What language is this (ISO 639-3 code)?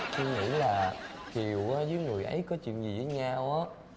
vie